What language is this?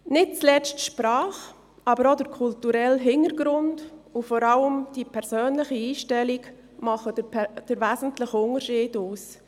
Swiss German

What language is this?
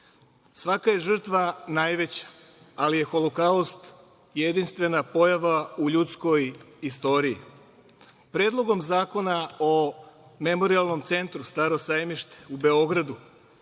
Serbian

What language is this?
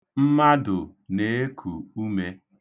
Igbo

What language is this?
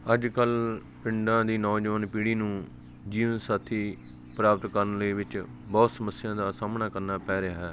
Punjabi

